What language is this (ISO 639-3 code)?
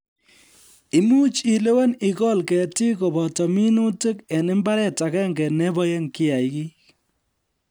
kln